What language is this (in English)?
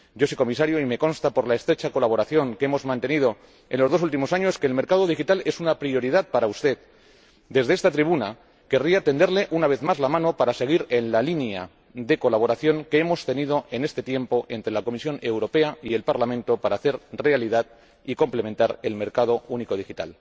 Spanish